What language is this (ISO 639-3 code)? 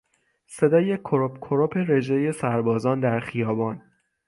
fas